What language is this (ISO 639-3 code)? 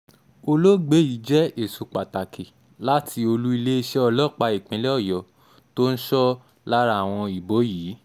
yor